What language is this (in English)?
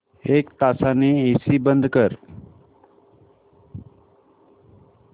Marathi